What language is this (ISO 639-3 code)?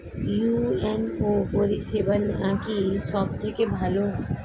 ben